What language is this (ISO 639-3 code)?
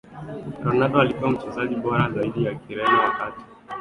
swa